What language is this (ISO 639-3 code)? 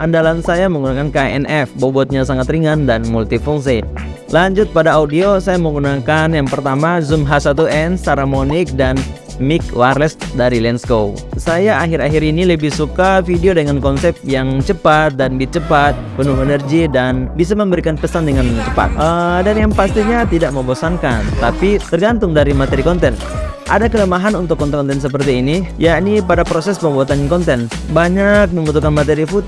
ind